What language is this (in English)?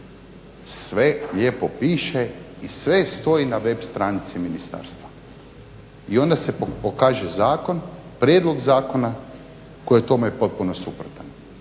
Croatian